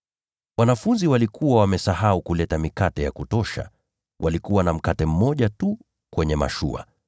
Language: Swahili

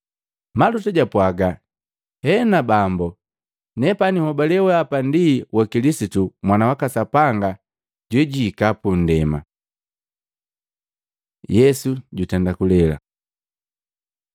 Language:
Matengo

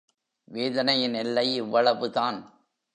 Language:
Tamil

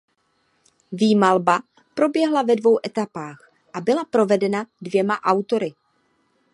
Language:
Czech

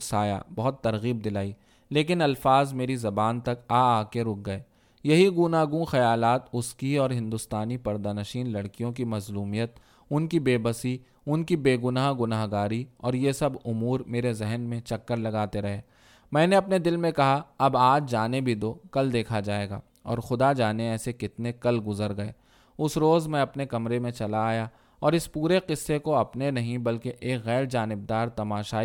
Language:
Urdu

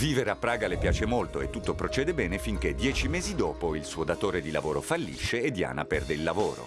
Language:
Italian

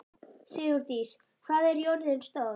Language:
Icelandic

